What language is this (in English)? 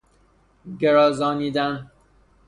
Persian